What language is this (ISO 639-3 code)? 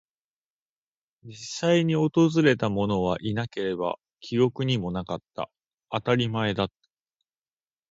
jpn